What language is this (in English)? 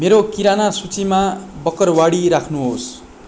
Nepali